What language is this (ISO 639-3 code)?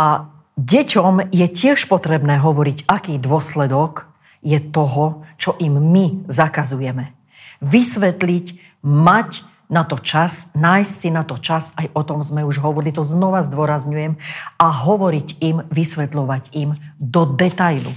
slk